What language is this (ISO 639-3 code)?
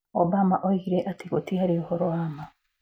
kik